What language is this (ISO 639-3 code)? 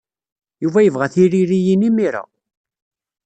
kab